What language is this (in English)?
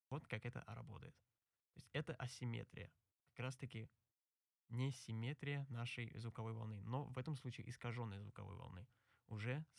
Russian